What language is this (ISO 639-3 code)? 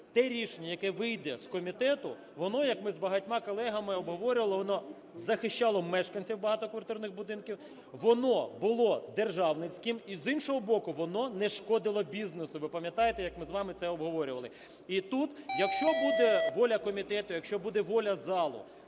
ukr